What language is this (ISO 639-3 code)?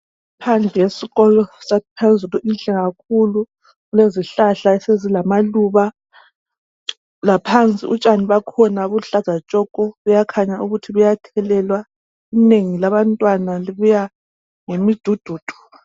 nde